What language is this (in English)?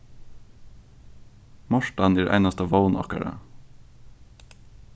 Faroese